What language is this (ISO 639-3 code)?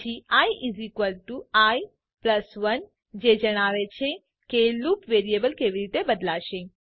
guj